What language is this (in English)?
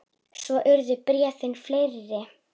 Icelandic